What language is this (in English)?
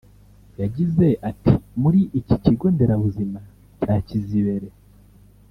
Kinyarwanda